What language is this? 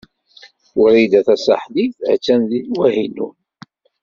Kabyle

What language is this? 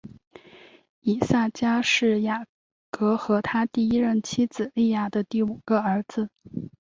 Chinese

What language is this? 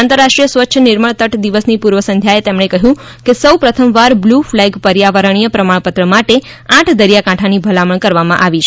Gujarati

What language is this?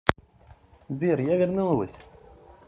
Russian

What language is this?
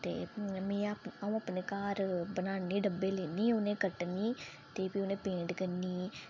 Dogri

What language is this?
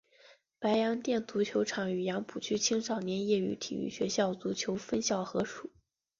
Chinese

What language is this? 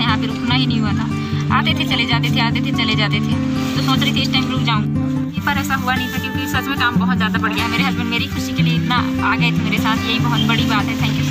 Indonesian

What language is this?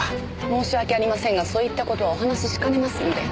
Japanese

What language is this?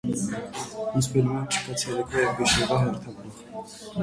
Armenian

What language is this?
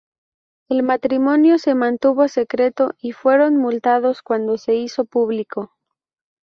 Spanish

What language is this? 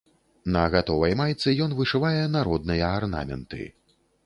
Belarusian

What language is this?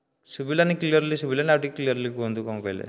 Odia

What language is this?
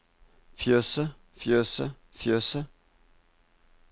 Norwegian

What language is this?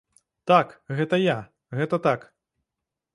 Belarusian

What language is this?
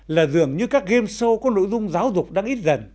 Vietnamese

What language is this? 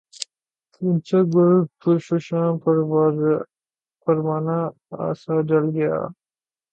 Urdu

